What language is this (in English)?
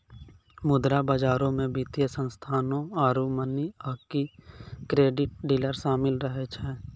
Maithili